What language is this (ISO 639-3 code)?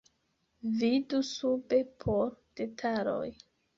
epo